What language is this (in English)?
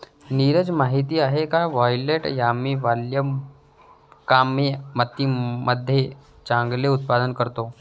Marathi